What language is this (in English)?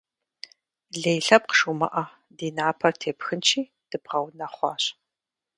Kabardian